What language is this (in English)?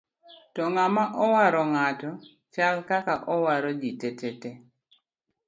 Luo (Kenya and Tanzania)